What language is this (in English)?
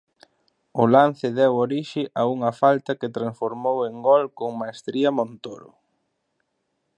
Galician